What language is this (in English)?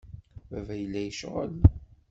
Kabyle